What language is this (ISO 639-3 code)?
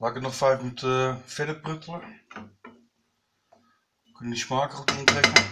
nld